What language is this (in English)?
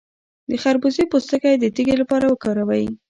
Pashto